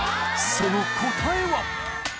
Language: Japanese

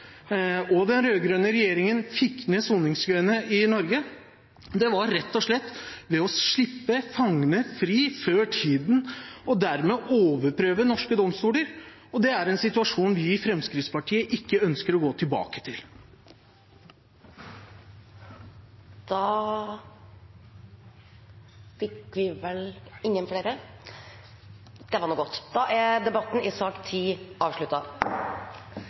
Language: Norwegian Bokmål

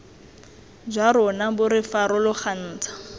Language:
Tswana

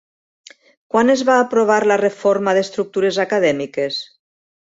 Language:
Catalan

